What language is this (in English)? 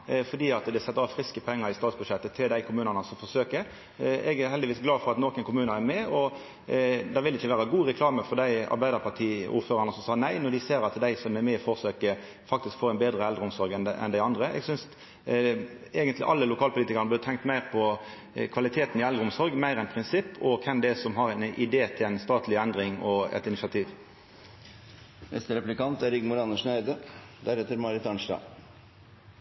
Norwegian Nynorsk